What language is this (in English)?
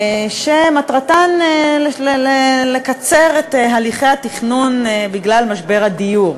Hebrew